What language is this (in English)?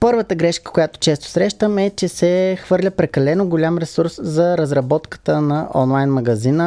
Bulgarian